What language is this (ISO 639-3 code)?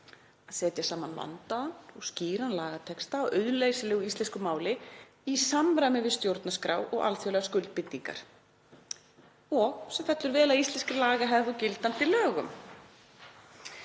isl